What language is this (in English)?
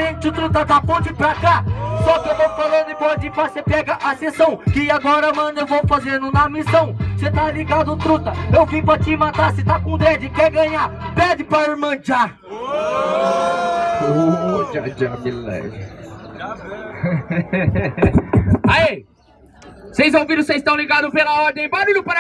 Portuguese